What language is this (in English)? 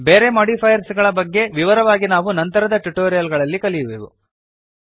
Kannada